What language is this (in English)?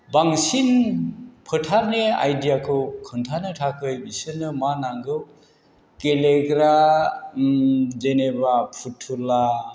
Bodo